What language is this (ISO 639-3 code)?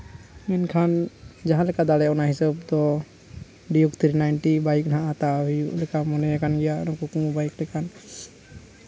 sat